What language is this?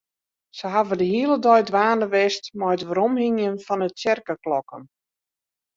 Western Frisian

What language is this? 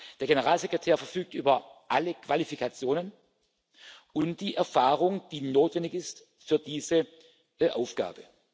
German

